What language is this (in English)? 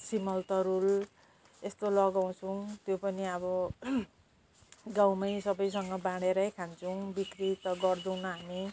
Nepali